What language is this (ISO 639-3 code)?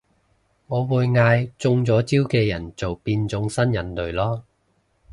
yue